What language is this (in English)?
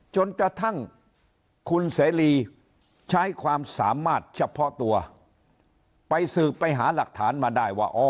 Thai